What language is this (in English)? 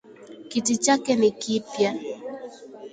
Swahili